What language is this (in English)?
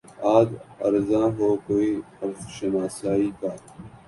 Urdu